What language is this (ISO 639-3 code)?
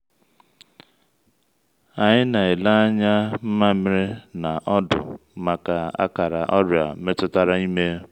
ibo